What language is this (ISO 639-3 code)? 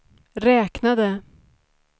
swe